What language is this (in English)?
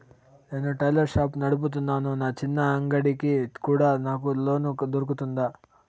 Telugu